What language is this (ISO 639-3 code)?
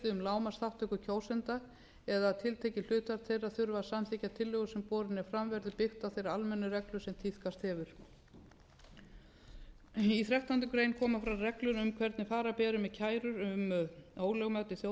isl